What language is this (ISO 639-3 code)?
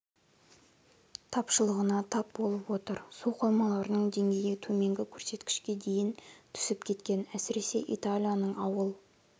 kaz